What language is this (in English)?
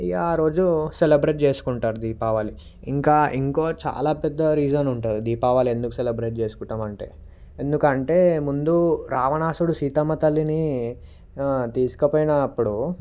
Telugu